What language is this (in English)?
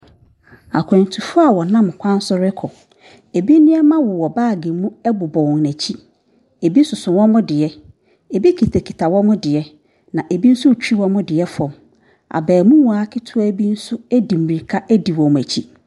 Akan